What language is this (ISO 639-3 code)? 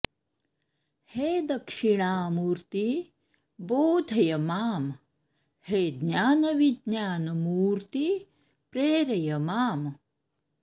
san